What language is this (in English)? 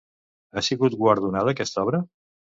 Catalan